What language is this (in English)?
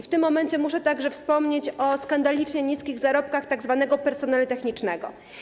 Polish